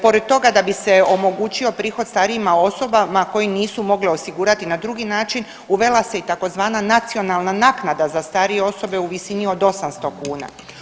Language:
Croatian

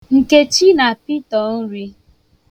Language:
Igbo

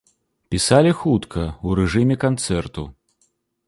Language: Belarusian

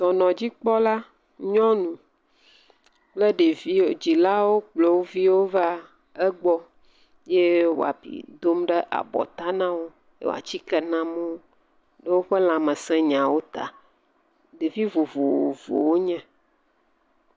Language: Ewe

